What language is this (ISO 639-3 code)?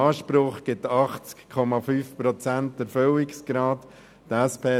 gsw